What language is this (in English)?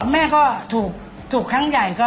Thai